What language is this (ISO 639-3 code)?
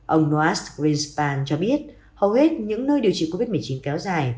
vie